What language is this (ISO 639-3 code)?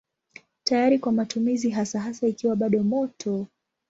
swa